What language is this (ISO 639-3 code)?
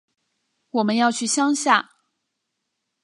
zho